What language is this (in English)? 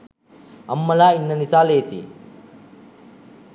Sinhala